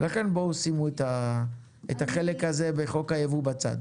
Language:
Hebrew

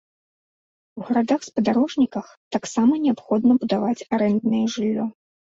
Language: Belarusian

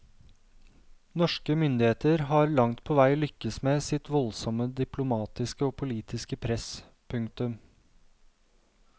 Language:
Norwegian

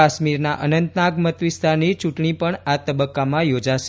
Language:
Gujarati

